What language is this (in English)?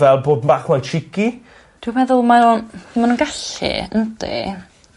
Welsh